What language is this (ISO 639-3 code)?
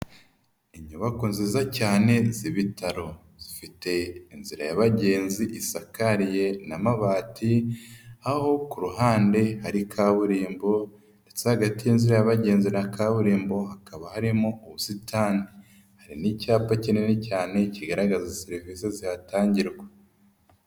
kin